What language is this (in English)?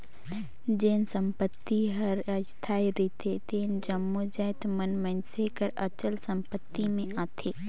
Chhattisgarhi